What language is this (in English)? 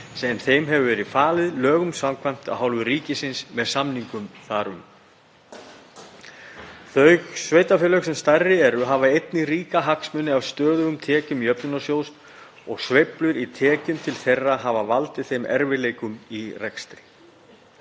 Icelandic